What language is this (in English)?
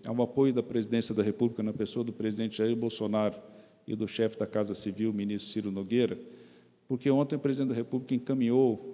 Portuguese